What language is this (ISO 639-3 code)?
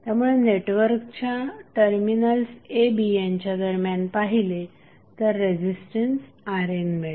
mar